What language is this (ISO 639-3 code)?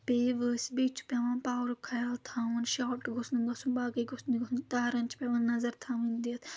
kas